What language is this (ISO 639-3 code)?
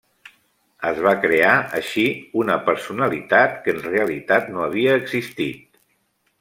cat